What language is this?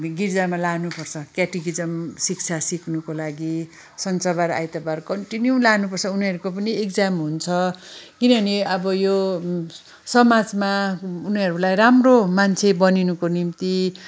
Nepali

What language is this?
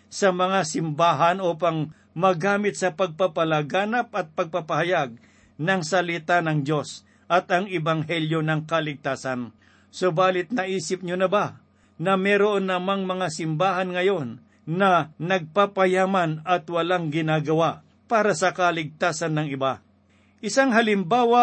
Filipino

